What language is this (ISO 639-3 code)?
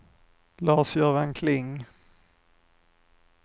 swe